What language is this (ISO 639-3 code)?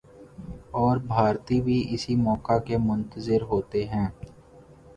urd